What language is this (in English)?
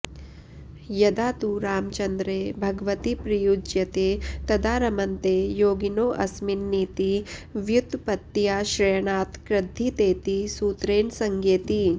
Sanskrit